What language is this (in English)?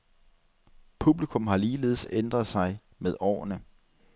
Danish